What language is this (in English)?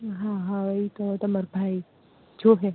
Gujarati